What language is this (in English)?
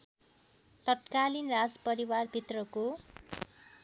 Nepali